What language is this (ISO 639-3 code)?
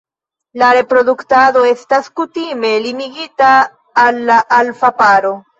epo